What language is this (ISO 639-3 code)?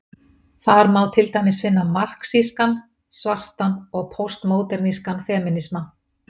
isl